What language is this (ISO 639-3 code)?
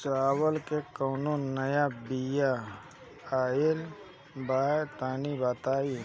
bho